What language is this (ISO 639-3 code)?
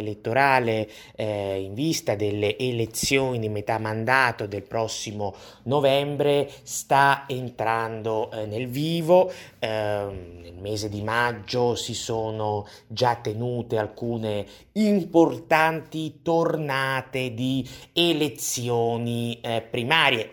ita